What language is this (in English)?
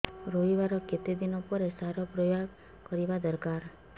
Odia